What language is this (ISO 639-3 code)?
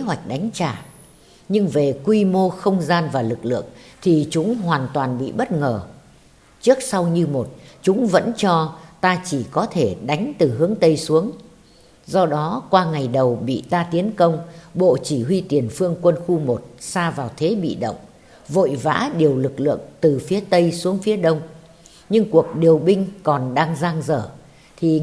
vie